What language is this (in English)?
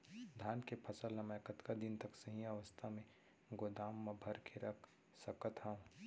Chhattisgarhi